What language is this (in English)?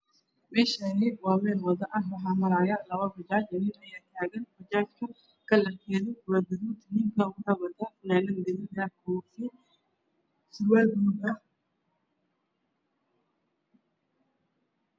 Somali